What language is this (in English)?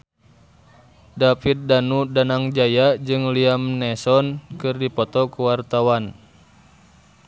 Sundanese